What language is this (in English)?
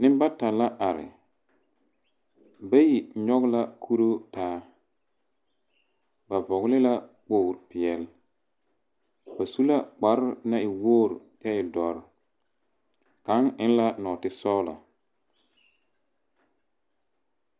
Southern Dagaare